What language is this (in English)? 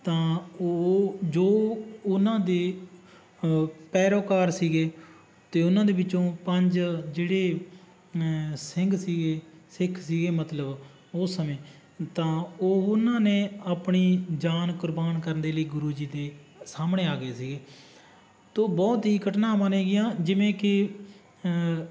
Punjabi